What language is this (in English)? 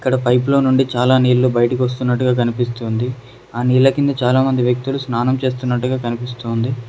Telugu